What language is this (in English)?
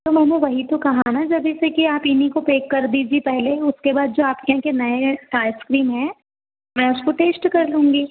Hindi